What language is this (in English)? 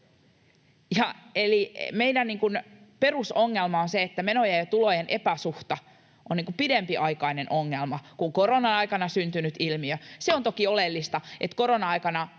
Finnish